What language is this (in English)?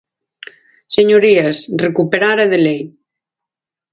Galician